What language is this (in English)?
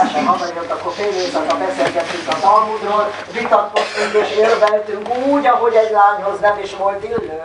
Hungarian